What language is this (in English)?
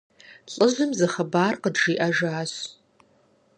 Kabardian